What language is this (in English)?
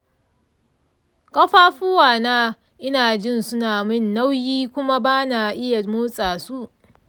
Hausa